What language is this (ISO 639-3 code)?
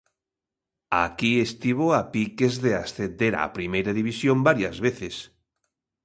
glg